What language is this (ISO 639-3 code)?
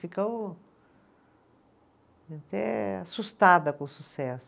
por